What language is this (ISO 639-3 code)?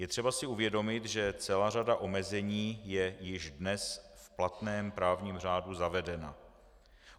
ces